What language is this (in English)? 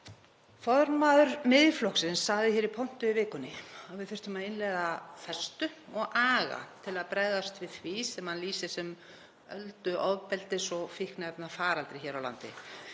Icelandic